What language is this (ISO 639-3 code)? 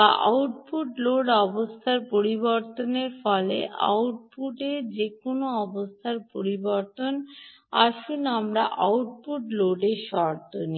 ben